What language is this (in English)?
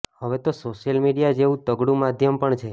Gujarati